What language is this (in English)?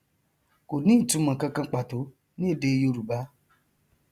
Yoruba